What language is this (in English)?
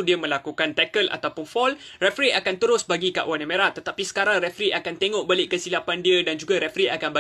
Malay